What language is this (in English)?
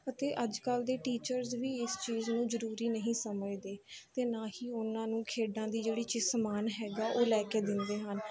Punjabi